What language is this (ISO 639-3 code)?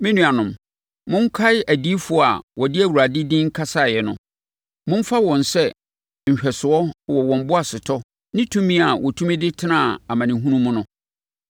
aka